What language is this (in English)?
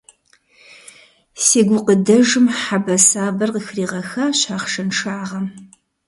Kabardian